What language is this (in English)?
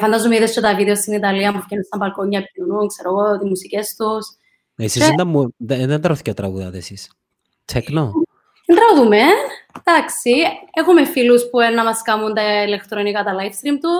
Greek